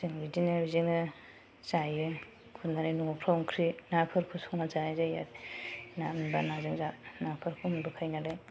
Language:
Bodo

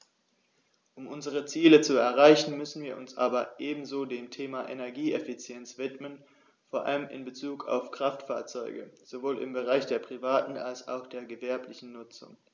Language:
German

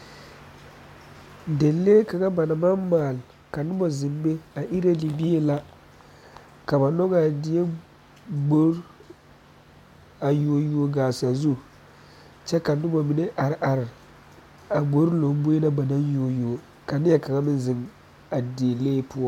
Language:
Southern Dagaare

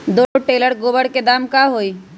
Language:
Magahi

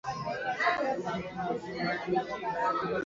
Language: Swahili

